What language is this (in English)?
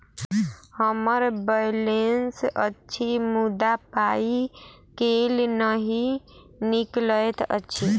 Maithili